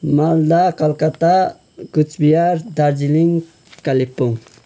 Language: Nepali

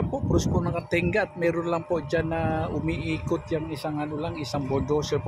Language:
Filipino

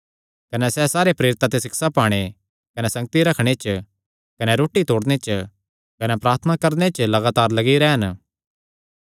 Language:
Kangri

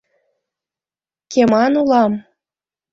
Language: Mari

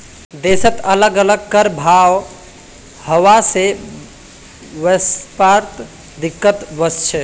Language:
Magahi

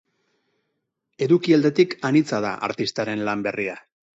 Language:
Basque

